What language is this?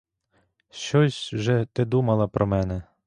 Ukrainian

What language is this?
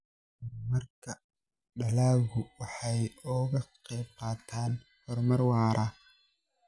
Somali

